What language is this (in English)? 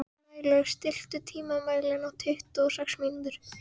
Icelandic